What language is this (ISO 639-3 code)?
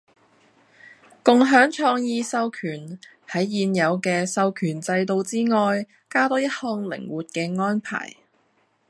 yue